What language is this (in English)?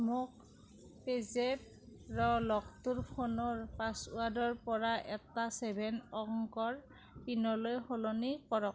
Assamese